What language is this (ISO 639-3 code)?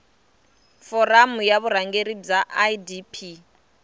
tso